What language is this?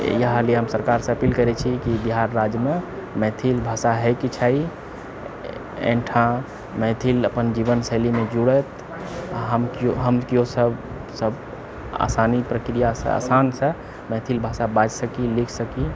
Maithili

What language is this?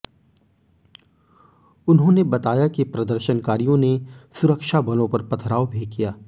Hindi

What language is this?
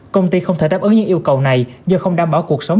Vietnamese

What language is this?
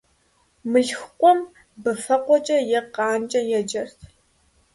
Kabardian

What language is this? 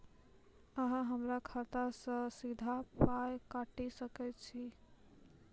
Maithili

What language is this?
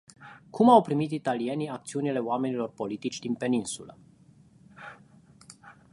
Romanian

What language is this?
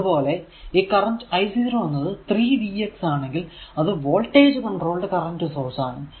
Malayalam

